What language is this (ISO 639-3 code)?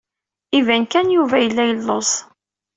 kab